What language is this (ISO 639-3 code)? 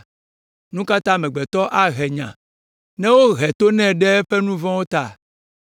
ewe